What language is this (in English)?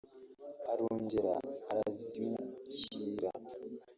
Kinyarwanda